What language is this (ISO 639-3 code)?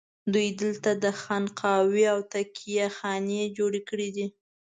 pus